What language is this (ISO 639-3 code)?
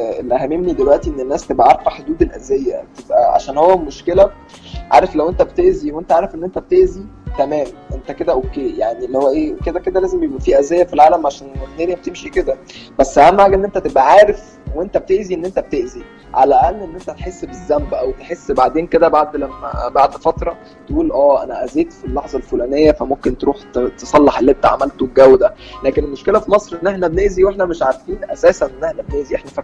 ara